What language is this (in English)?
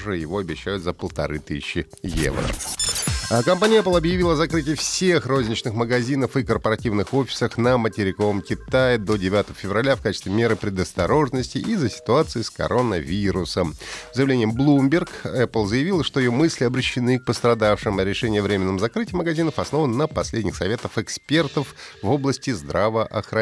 Russian